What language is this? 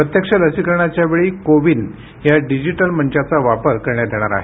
Marathi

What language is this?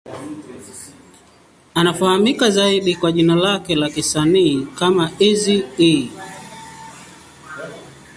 Swahili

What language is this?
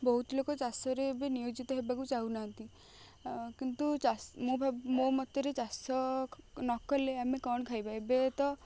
Odia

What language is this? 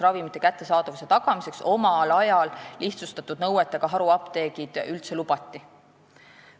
Estonian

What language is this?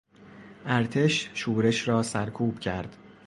Persian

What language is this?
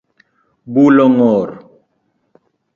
Luo (Kenya and Tanzania)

